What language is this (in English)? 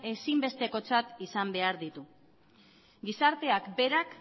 Basque